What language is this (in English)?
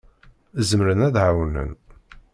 Kabyle